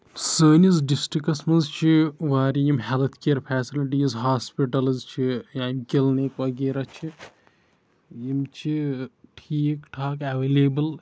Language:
Kashmiri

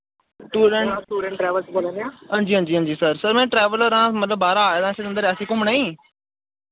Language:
Dogri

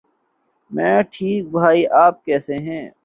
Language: Urdu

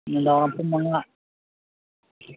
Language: Manipuri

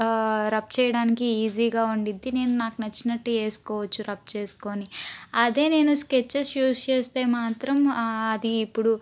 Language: Telugu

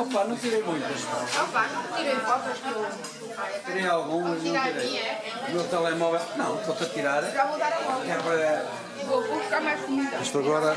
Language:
Portuguese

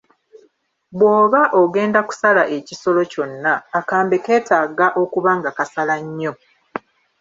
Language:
Ganda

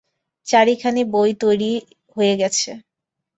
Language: Bangla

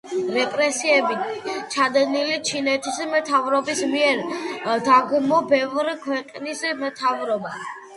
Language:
Georgian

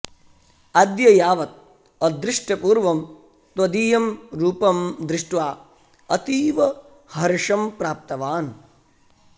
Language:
Sanskrit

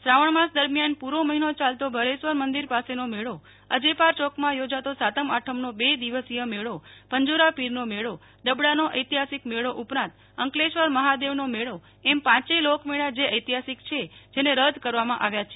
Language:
Gujarati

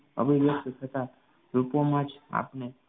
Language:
Gujarati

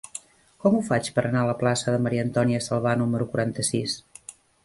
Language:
Catalan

